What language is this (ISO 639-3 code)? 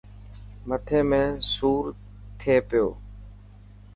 mki